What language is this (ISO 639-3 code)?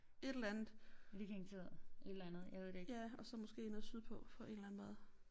dan